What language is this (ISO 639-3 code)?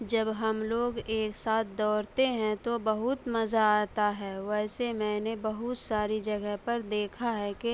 urd